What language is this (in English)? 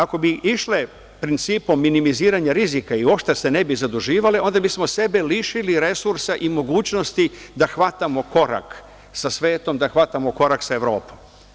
Serbian